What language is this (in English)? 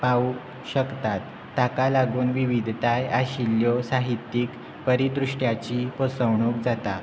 Konkani